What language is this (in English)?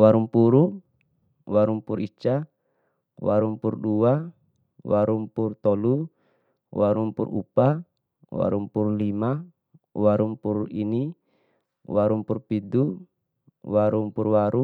Bima